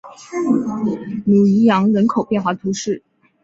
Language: Chinese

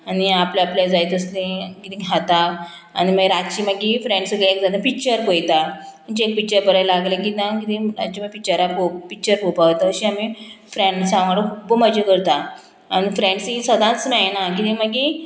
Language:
Konkani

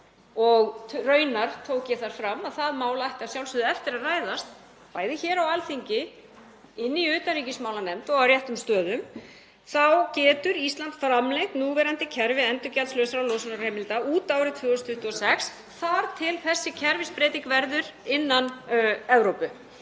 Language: Icelandic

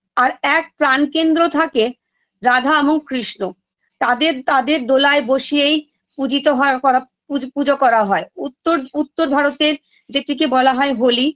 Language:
Bangla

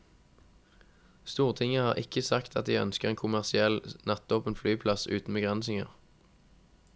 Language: Norwegian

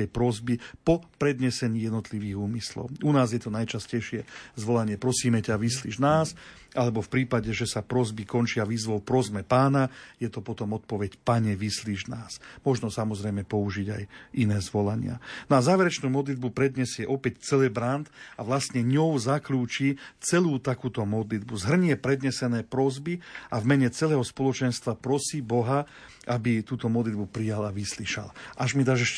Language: Slovak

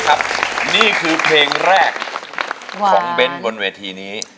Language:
Thai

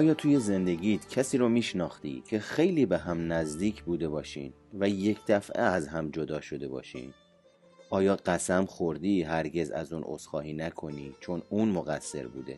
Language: Persian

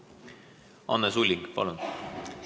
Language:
Estonian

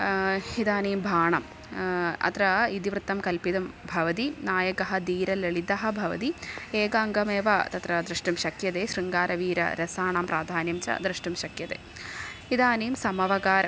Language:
Sanskrit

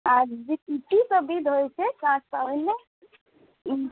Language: Maithili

